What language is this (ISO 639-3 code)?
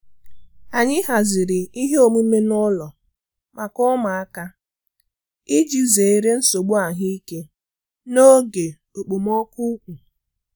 ibo